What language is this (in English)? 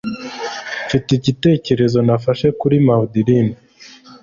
Kinyarwanda